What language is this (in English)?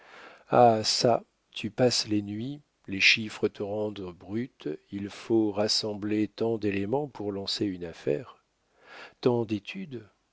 French